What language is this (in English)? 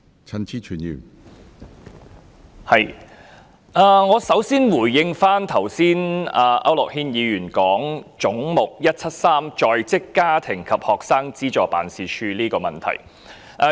Cantonese